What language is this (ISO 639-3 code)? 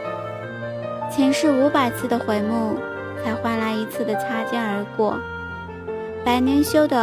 zho